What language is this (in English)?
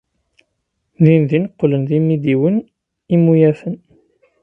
Kabyle